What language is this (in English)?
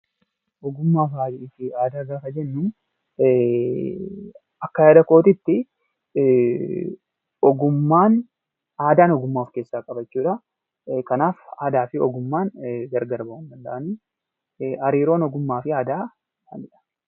Oromo